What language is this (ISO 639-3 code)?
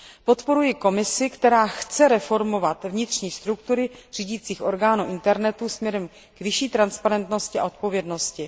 ces